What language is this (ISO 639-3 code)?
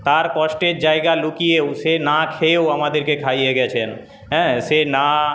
ben